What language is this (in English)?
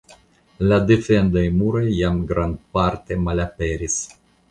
Esperanto